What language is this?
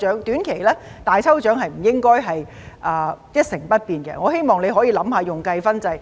Cantonese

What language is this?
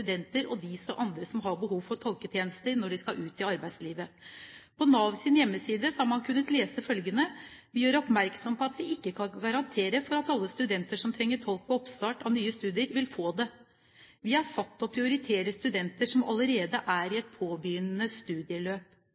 Norwegian Bokmål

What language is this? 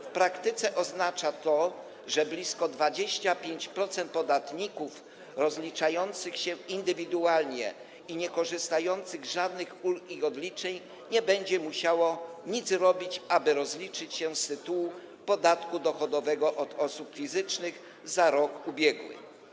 Polish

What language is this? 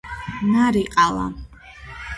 Georgian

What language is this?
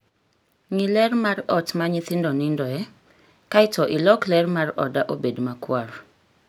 Luo (Kenya and Tanzania)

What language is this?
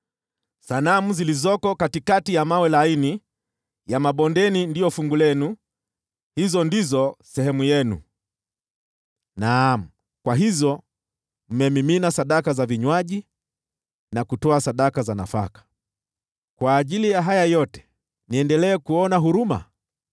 Swahili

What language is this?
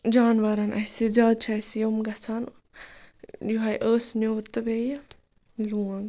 Kashmiri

